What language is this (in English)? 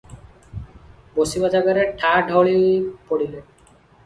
Odia